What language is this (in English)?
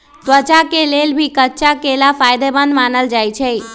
Magahi